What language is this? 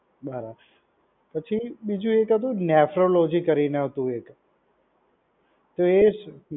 Gujarati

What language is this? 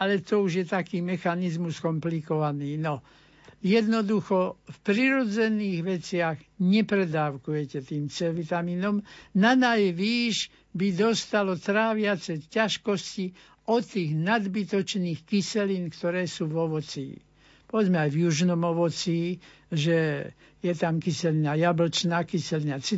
Slovak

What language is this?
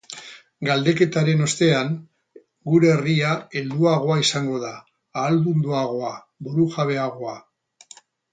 Basque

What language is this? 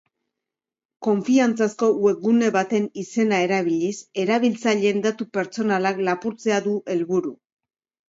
Basque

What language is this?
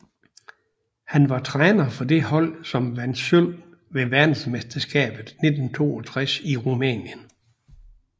Danish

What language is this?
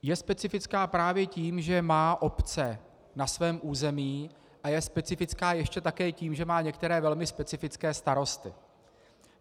Czech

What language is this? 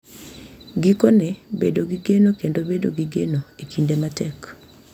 Luo (Kenya and Tanzania)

